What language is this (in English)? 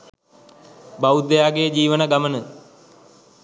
Sinhala